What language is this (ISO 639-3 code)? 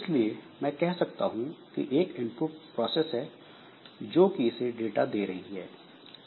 hin